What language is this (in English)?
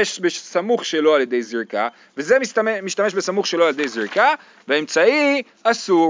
Hebrew